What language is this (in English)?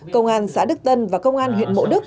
Vietnamese